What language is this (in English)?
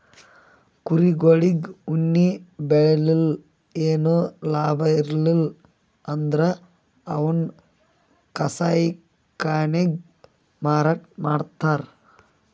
Kannada